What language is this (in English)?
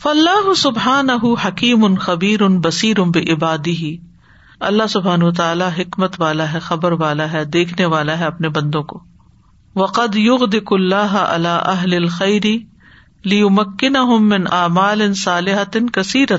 Urdu